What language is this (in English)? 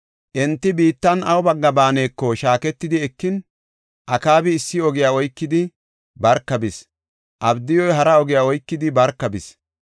Gofa